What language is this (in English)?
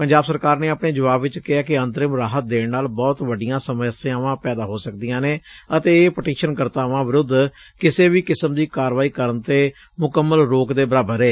Punjabi